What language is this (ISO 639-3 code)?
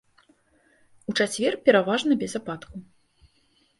bel